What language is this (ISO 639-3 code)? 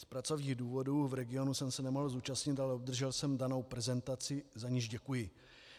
ces